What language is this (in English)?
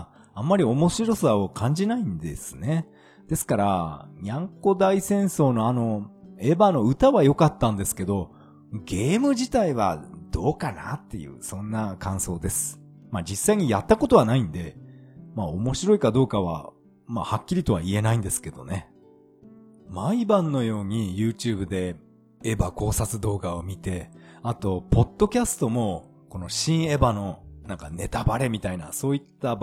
Japanese